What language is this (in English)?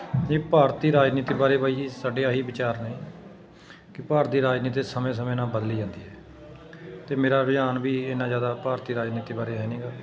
Punjabi